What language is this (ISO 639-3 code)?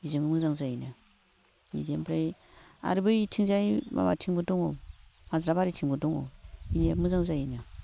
brx